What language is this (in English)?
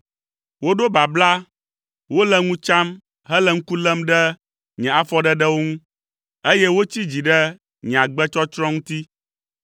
Ewe